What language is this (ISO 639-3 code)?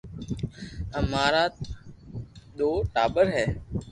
lrk